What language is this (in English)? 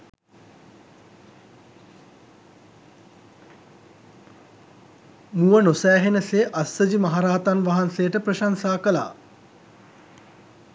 Sinhala